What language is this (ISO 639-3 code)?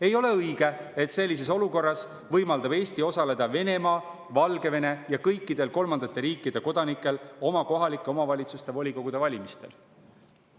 est